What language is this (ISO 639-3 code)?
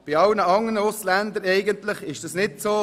gsw